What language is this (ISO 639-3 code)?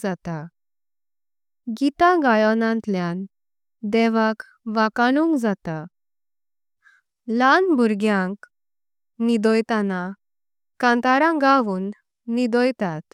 kok